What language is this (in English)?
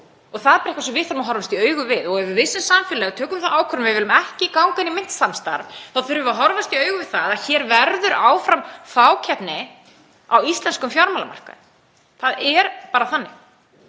Icelandic